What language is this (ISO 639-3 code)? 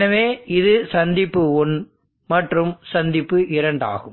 tam